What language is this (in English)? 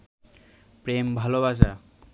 Bangla